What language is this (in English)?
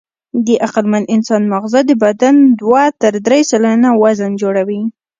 Pashto